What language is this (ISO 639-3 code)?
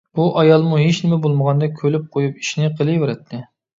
uig